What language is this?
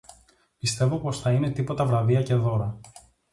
Greek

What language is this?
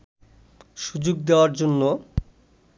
Bangla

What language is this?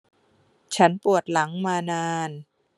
Thai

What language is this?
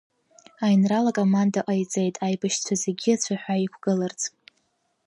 Abkhazian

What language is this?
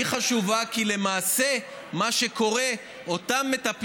Hebrew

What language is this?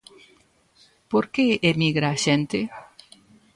Galician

